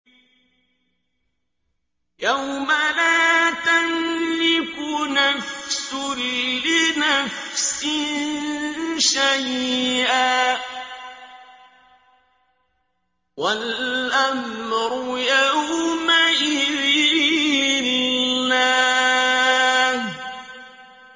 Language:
Arabic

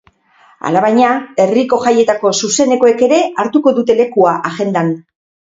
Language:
Basque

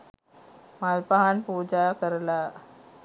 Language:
Sinhala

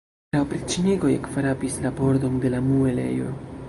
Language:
Esperanto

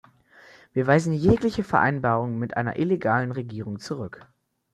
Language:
German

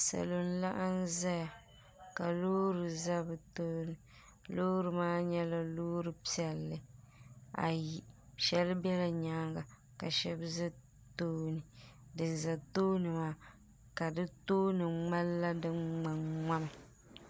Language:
Dagbani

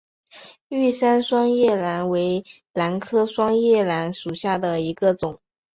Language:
Chinese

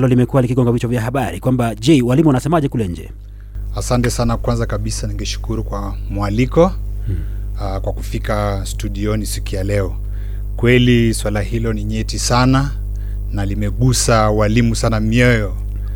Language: Swahili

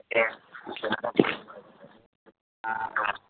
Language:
Punjabi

